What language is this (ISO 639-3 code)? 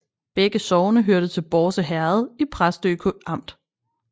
dan